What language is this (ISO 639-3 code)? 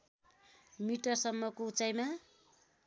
nep